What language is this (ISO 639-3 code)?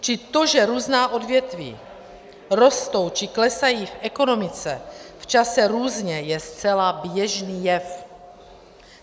ces